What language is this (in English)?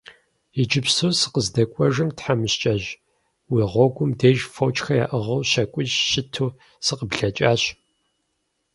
Kabardian